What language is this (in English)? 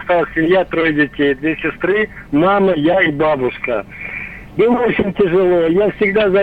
Russian